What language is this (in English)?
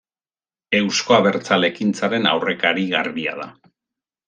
Basque